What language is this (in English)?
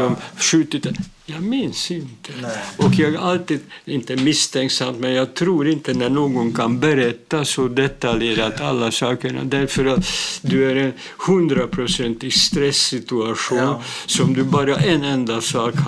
Swedish